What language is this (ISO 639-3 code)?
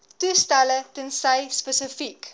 afr